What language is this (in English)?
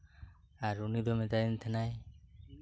Santali